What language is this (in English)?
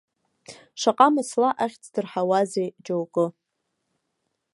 Abkhazian